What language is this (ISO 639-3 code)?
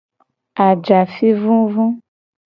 gej